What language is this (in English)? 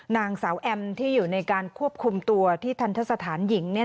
Thai